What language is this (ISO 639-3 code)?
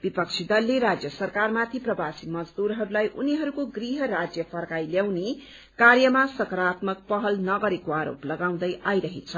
nep